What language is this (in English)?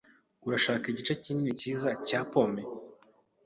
Kinyarwanda